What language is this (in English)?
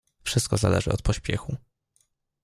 Polish